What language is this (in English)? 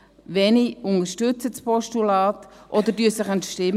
Swiss German